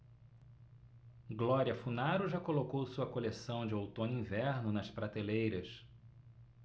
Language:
Portuguese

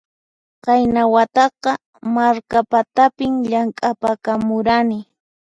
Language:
Puno Quechua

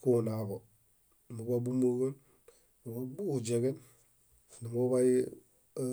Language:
Bayot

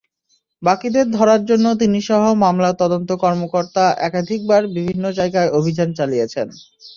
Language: Bangla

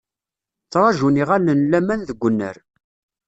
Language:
Kabyle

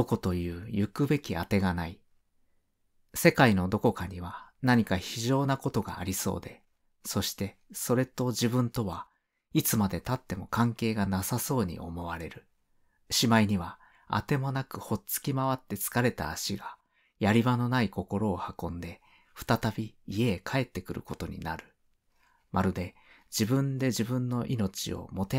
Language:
Japanese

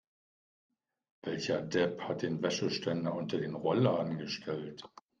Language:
German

